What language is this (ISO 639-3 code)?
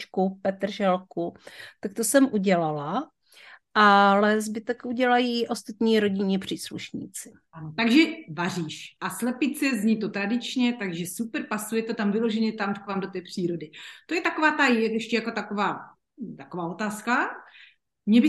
ces